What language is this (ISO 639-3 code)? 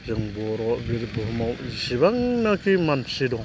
brx